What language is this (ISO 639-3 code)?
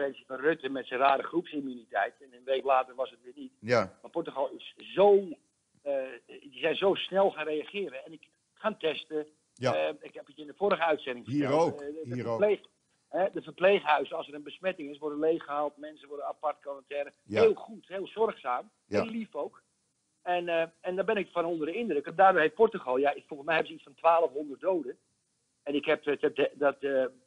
nld